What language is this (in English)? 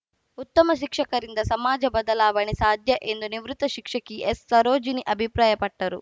Kannada